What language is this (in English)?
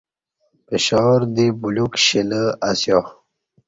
Kati